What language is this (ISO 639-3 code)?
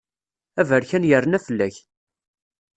kab